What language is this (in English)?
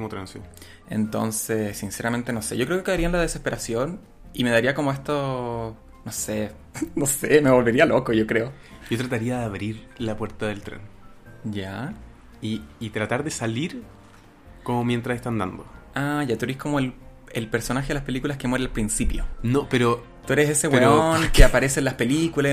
Spanish